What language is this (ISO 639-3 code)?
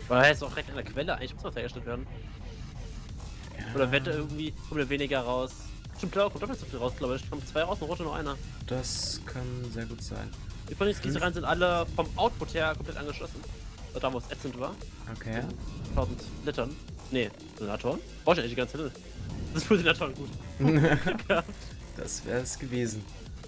deu